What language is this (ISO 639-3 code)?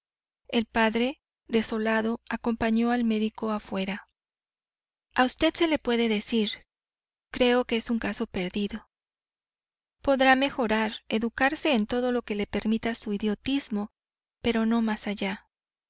spa